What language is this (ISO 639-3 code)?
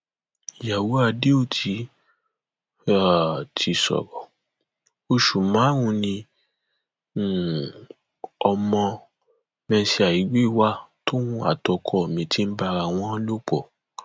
yor